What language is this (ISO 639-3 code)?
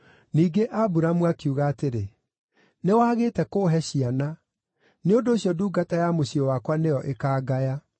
kik